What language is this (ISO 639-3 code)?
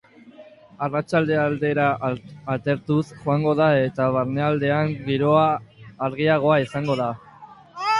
eus